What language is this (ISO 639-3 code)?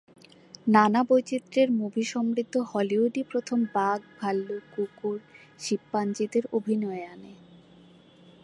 ben